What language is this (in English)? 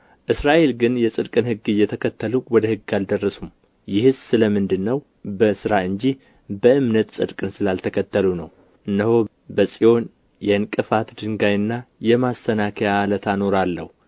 Amharic